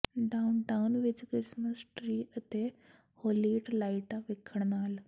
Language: Punjabi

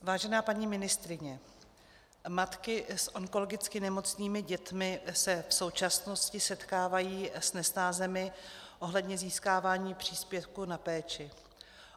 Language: Czech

